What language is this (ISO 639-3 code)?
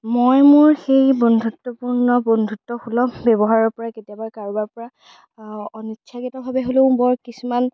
asm